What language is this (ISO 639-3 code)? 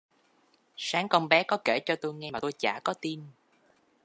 vie